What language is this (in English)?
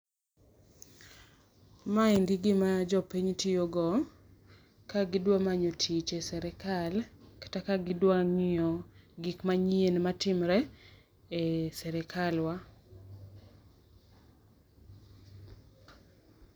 Luo (Kenya and Tanzania)